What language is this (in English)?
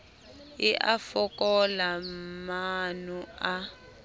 Southern Sotho